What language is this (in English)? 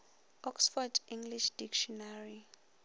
Northern Sotho